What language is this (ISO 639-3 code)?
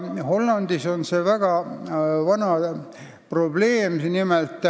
est